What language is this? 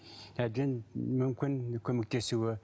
Kazakh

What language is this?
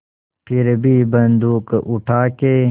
Hindi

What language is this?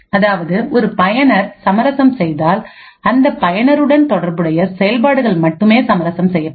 Tamil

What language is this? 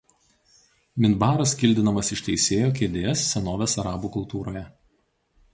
Lithuanian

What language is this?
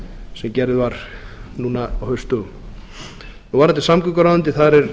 Icelandic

